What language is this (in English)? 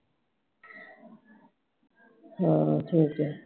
Punjabi